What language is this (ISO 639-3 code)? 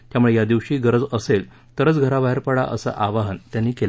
mar